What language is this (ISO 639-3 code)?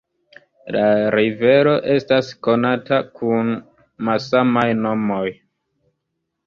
epo